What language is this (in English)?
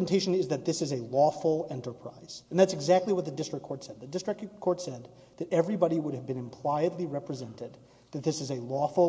English